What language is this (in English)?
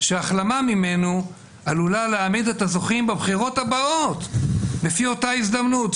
Hebrew